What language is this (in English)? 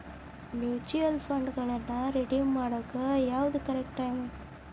Kannada